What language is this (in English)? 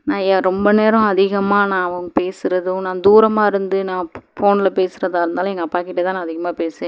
Tamil